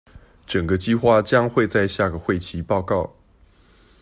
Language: Chinese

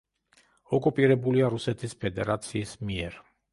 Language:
Georgian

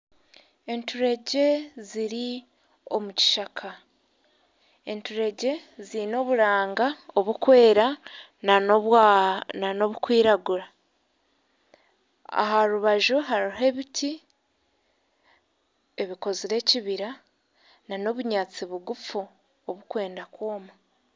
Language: Nyankole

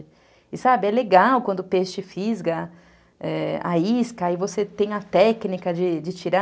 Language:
Portuguese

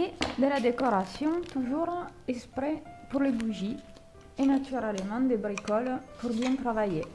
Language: French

